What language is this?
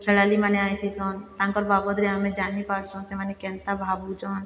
Odia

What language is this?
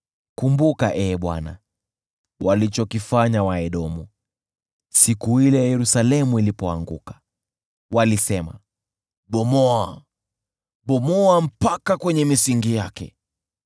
Swahili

